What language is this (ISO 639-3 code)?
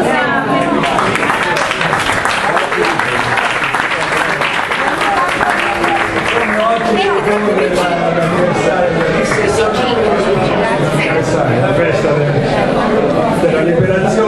ita